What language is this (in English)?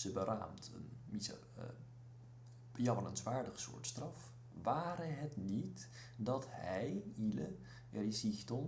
Dutch